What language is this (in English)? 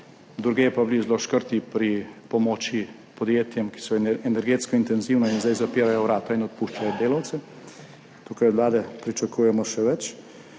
Slovenian